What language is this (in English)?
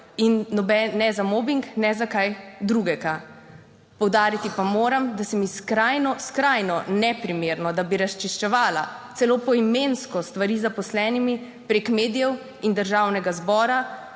Slovenian